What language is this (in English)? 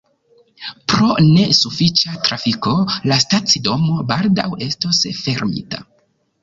Esperanto